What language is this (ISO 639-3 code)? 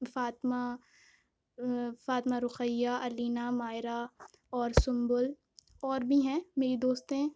urd